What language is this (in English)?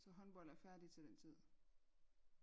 Danish